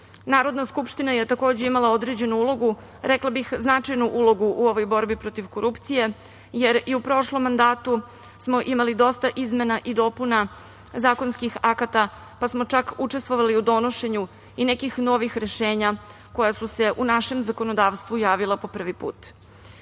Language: Serbian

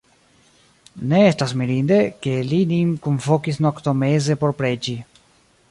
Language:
Esperanto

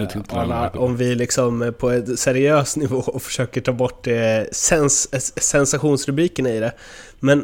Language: Swedish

